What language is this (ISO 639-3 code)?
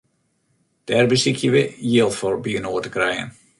fry